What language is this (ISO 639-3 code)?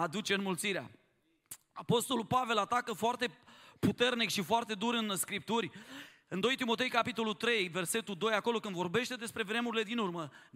ron